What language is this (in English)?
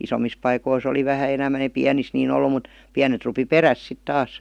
Finnish